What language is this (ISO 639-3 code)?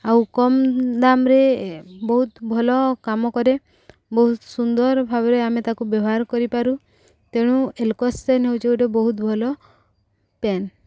ori